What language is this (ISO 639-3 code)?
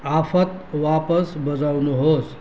nep